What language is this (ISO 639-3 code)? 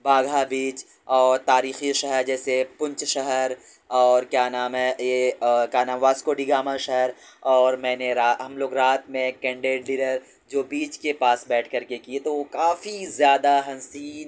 urd